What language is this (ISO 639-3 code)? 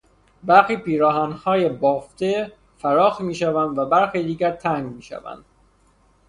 fas